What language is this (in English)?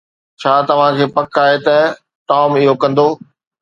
Sindhi